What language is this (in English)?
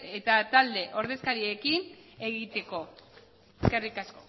Basque